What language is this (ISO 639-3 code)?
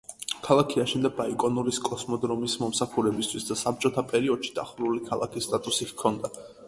kat